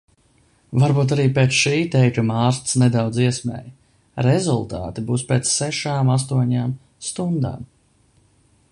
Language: Latvian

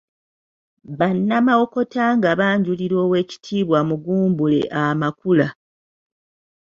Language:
Ganda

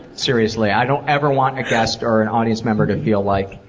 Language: English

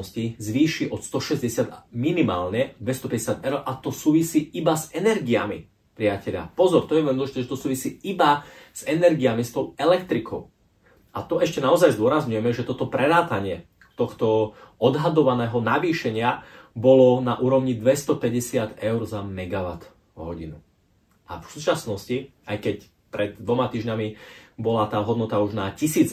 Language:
Slovak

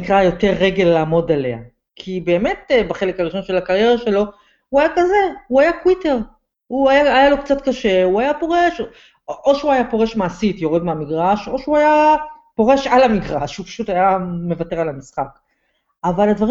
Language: Hebrew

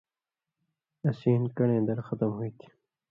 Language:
Indus Kohistani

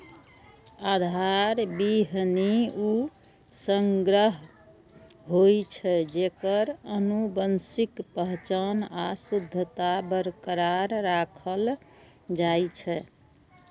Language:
Maithili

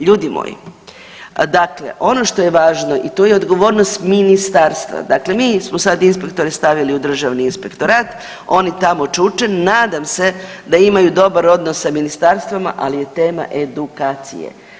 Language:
Croatian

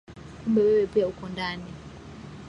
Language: Swahili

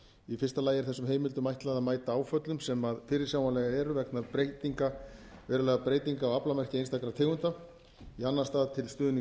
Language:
Icelandic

